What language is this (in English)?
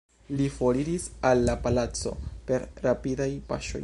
Esperanto